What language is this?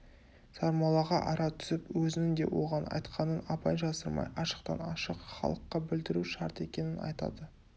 Kazakh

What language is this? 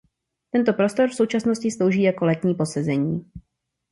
Czech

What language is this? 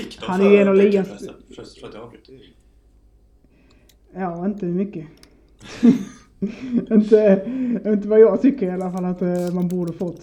Swedish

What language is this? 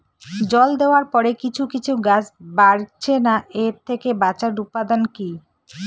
Bangla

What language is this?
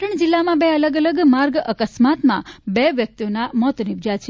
Gujarati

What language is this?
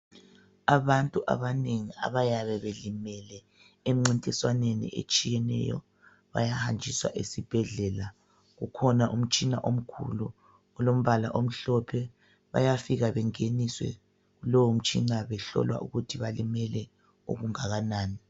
North Ndebele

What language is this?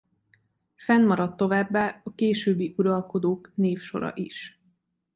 Hungarian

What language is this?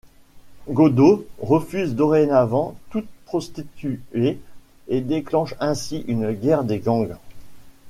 French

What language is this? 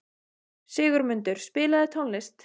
Icelandic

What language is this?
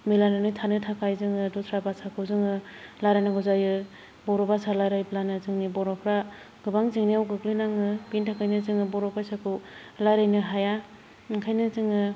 Bodo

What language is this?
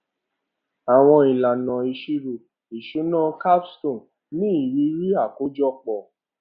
Yoruba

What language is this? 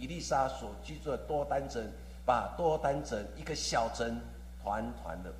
Chinese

